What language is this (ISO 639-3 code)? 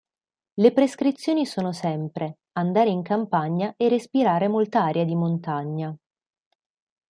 ita